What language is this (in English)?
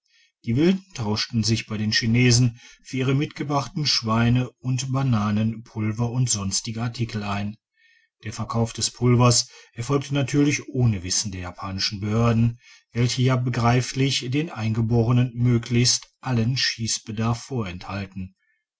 German